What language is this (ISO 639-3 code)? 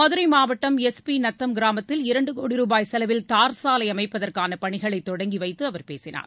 tam